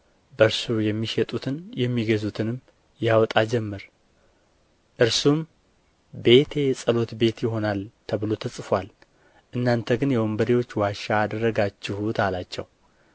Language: Amharic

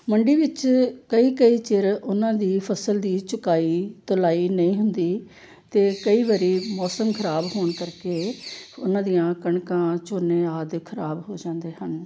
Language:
Punjabi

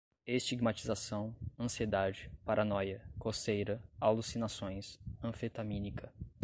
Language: Portuguese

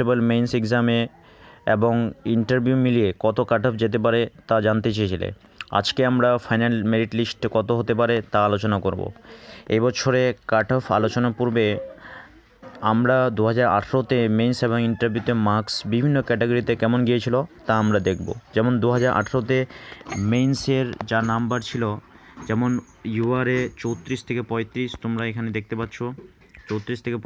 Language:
Hindi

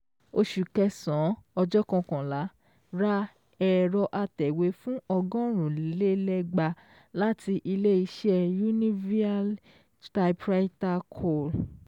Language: Yoruba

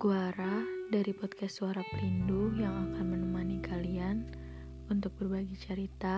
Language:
Indonesian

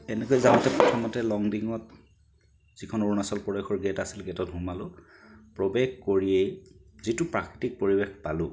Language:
Assamese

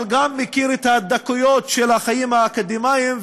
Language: Hebrew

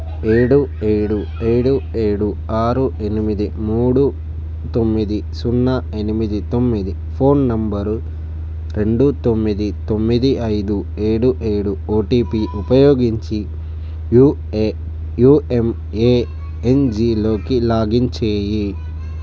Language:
Telugu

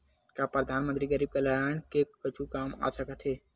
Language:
Chhattisgarhi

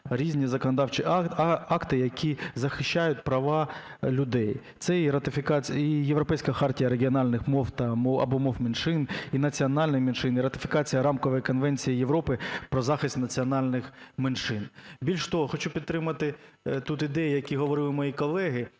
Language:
Ukrainian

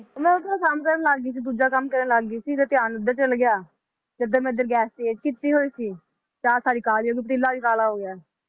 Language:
Punjabi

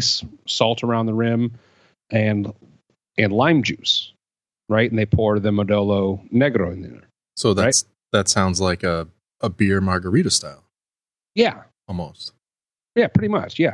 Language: English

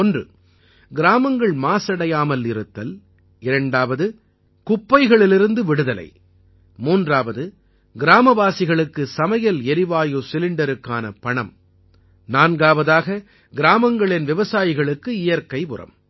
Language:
Tamil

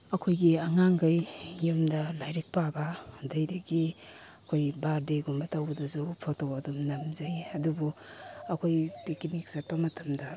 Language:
Manipuri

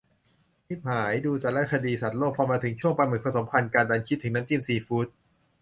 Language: Thai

